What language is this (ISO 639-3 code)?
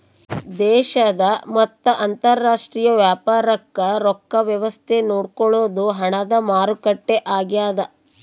kan